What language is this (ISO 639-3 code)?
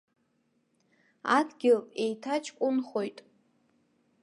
abk